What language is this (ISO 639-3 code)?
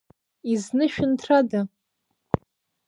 abk